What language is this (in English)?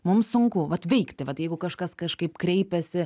Lithuanian